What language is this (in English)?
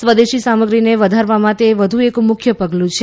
Gujarati